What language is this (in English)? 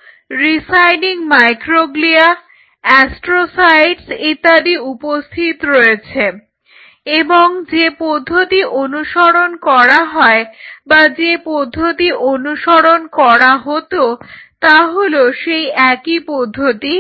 Bangla